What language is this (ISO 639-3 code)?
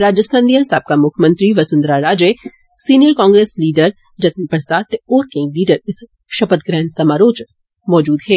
doi